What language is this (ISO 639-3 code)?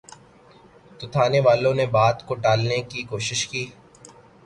urd